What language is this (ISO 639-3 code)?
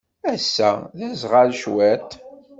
kab